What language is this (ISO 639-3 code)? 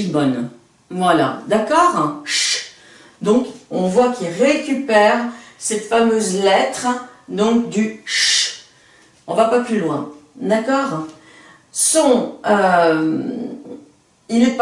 fra